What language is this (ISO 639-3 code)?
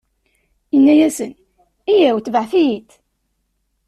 kab